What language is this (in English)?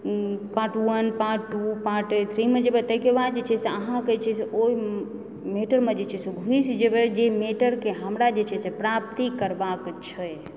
Maithili